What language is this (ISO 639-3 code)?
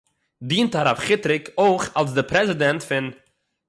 yid